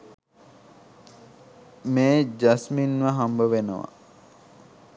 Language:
Sinhala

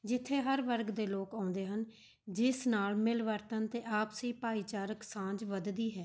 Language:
Punjabi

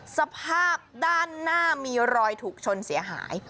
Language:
Thai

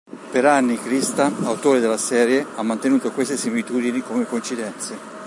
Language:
Italian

